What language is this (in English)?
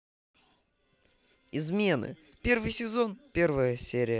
Russian